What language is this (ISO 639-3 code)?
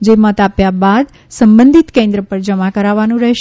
guj